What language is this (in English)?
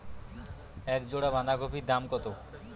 Bangla